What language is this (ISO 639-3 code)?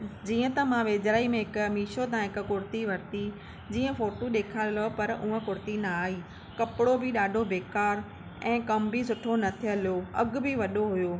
snd